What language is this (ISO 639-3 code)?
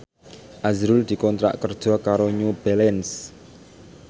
jav